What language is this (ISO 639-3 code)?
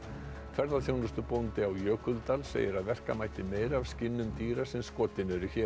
isl